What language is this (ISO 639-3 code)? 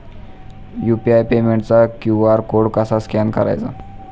mar